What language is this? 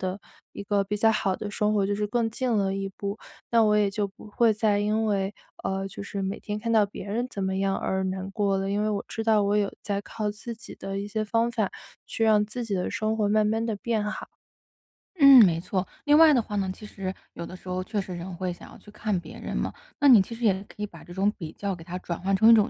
Chinese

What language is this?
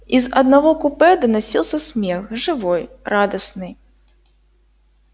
Russian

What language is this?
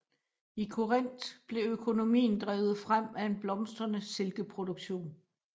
Danish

